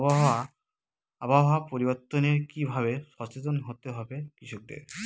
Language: Bangla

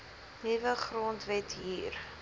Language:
Afrikaans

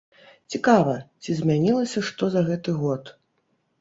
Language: Belarusian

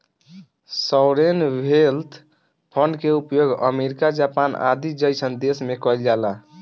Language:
Bhojpuri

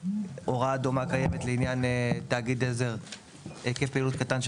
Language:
Hebrew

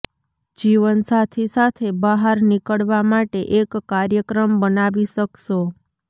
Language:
Gujarati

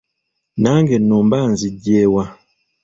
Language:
Ganda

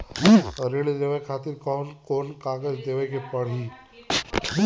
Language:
Bhojpuri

